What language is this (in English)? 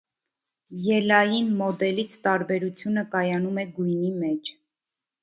Armenian